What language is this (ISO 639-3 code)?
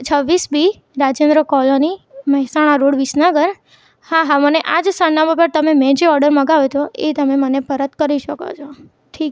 guj